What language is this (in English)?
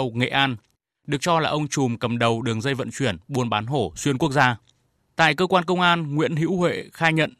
Vietnamese